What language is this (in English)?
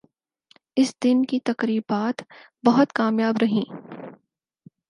Urdu